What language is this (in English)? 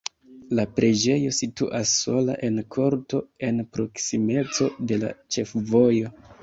Esperanto